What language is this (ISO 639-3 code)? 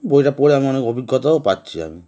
ben